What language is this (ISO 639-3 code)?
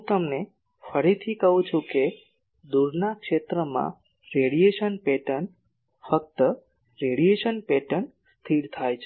guj